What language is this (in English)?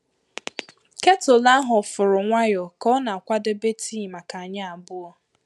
Igbo